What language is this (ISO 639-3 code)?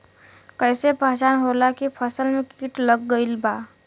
bho